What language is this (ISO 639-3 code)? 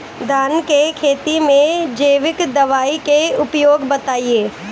bho